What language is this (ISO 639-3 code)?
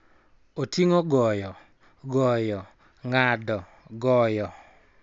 luo